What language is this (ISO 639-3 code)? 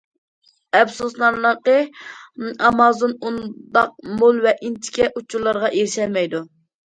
uig